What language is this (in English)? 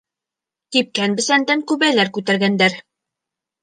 Bashkir